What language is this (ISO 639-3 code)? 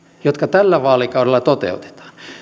fin